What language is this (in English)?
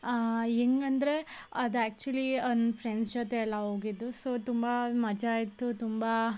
Kannada